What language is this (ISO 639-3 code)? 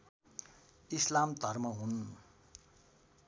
nep